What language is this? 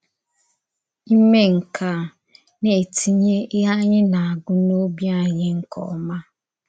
Igbo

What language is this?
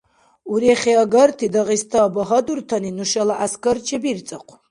Dargwa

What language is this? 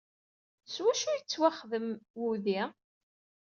Kabyle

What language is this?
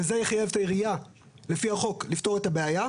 Hebrew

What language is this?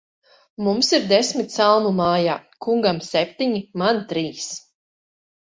Latvian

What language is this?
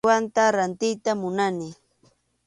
Arequipa-La Unión Quechua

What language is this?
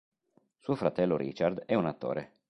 Italian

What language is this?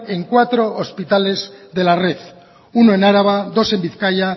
Spanish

